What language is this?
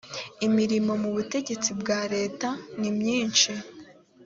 Kinyarwanda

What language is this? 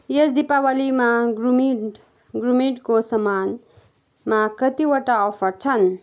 Nepali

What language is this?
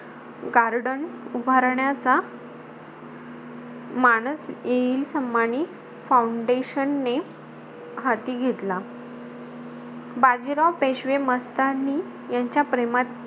Marathi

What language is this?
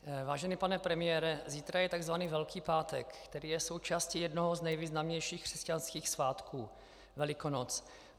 Czech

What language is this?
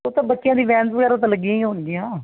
Punjabi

